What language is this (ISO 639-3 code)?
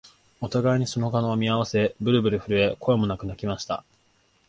jpn